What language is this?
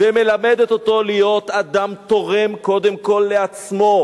Hebrew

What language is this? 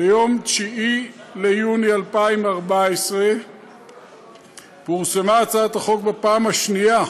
Hebrew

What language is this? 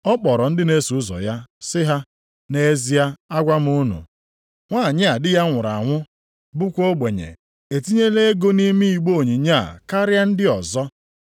Igbo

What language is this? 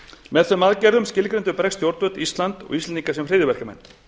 Icelandic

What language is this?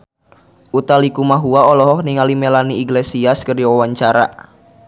Sundanese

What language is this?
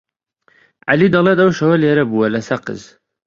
Central Kurdish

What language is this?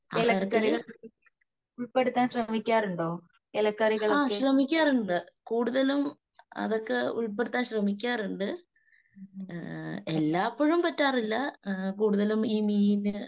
Malayalam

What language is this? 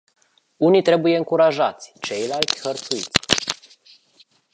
Romanian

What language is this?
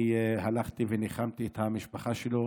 Hebrew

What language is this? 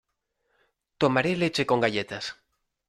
Spanish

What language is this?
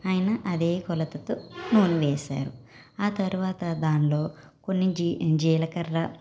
Telugu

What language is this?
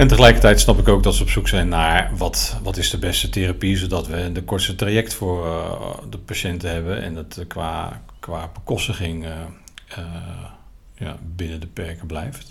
Dutch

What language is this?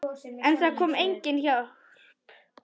Icelandic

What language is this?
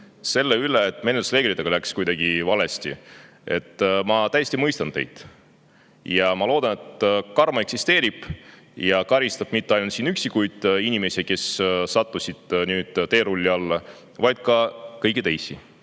Estonian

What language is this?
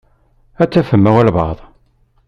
Kabyle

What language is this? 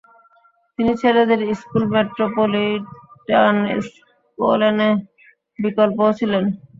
Bangla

